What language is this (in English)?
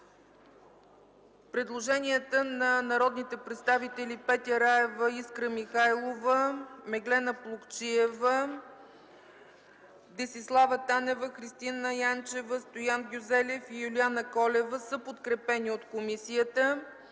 Bulgarian